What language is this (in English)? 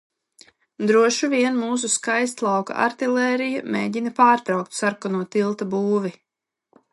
Latvian